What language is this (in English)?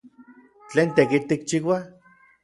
Orizaba Nahuatl